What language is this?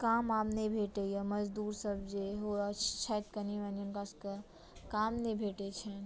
Maithili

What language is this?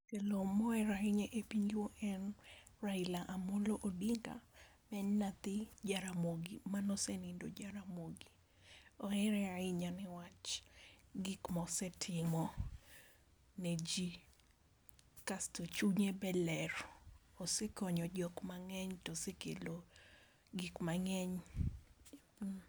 Luo (Kenya and Tanzania)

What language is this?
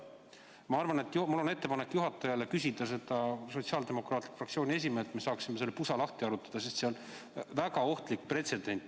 Estonian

